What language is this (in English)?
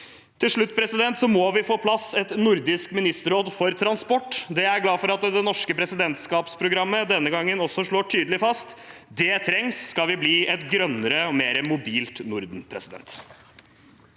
Norwegian